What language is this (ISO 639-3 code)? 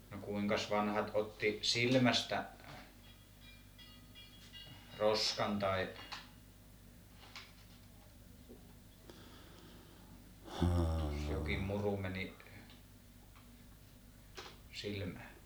fin